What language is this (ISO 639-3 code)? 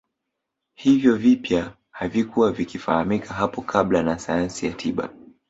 swa